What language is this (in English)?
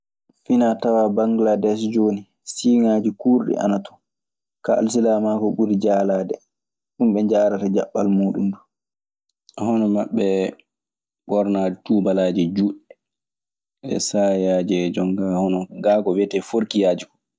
Maasina Fulfulde